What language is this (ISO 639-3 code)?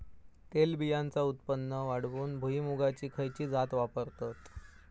mar